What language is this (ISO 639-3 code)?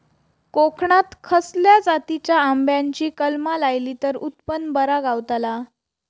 mar